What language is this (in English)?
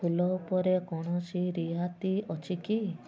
Odia